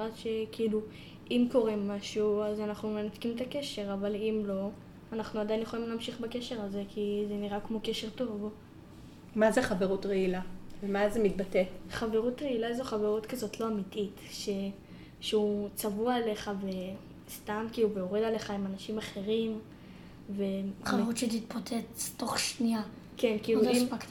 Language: Hebrew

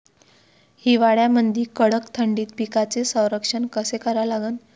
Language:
Marathi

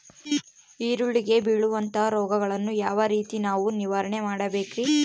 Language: Kannada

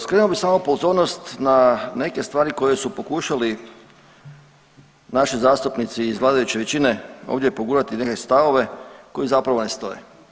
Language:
Croatian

